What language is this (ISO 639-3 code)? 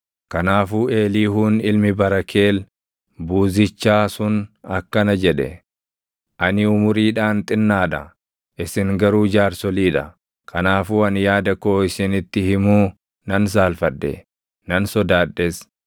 orm